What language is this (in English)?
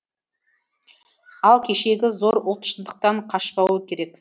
Kazakh